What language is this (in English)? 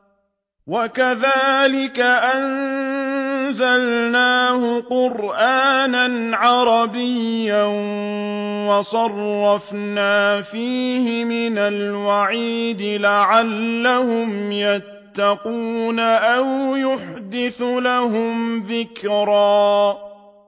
Arabic